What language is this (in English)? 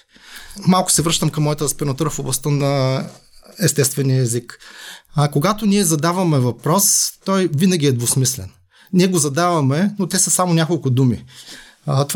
Bulgarian